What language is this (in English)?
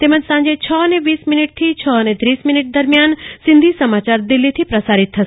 Gujarati